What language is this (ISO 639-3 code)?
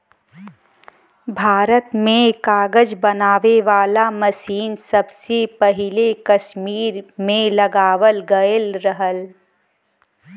bho